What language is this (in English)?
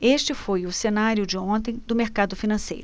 Portuguese